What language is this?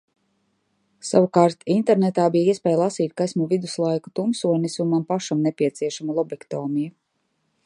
Latvian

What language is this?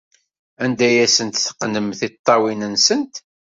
Kabyle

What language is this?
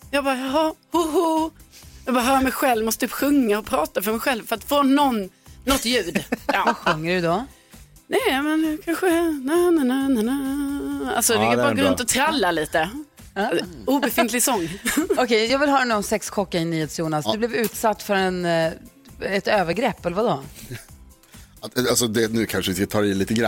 Swedish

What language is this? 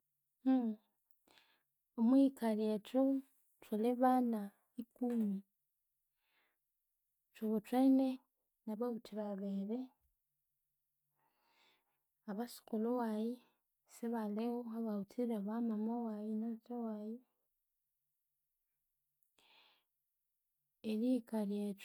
Konzo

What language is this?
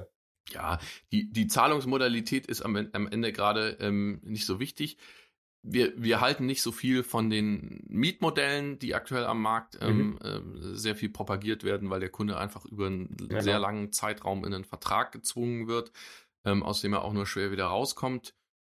German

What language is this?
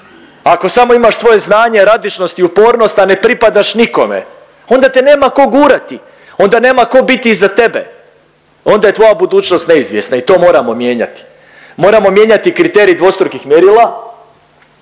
Croatian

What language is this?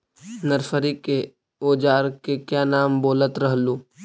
Magahi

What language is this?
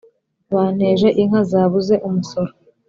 Kinyarwanda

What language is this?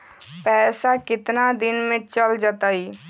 Magahi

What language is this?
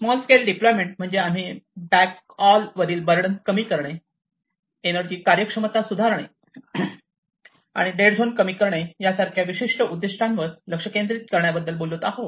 Marathi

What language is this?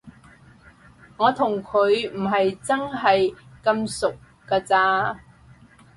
Cantonese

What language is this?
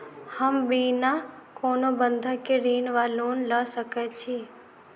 Maithili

